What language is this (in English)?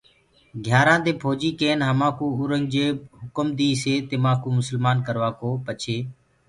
Gurgula